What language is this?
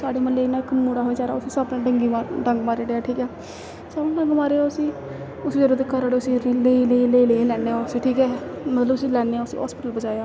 Dogri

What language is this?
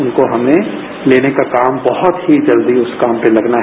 Hindi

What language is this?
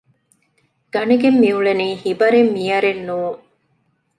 Divehi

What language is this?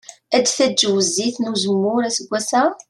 Kabyle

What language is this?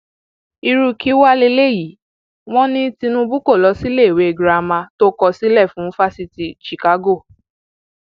Yoruba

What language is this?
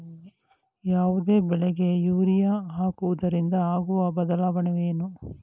Kannada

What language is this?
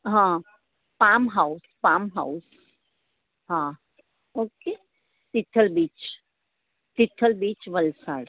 Gujarati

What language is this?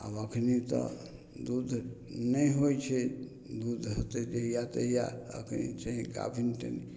Maithili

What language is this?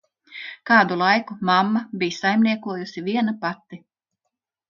Latvian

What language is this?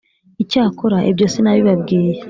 Kinyarwanda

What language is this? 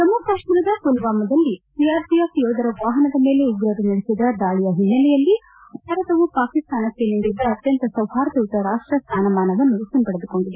Kannada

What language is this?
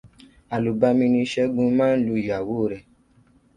Yoruba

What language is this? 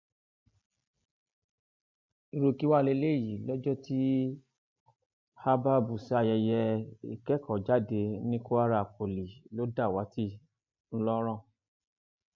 Yoruba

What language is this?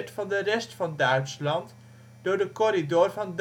Dutch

